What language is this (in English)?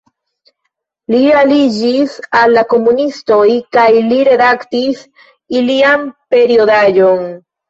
Esperanto